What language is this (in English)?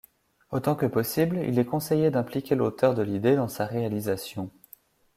French